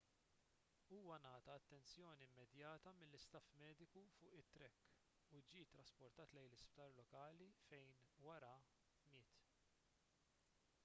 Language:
Maltese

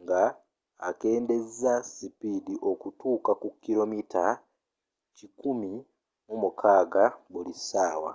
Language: Ganda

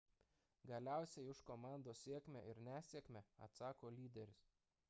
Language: Lithuanian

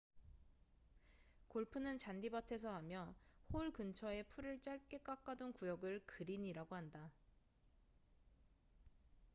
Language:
Korean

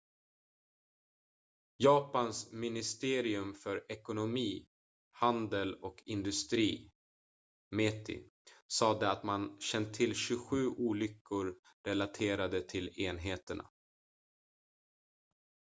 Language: Swedish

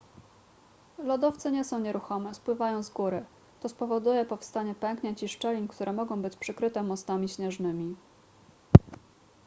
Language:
Polish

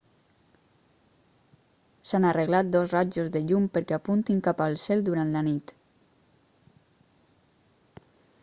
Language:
Catalan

